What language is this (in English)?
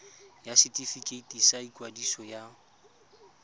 Tswana